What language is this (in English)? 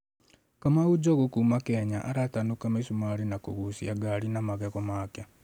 Kikuyu